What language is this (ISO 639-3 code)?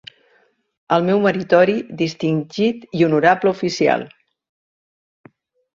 cat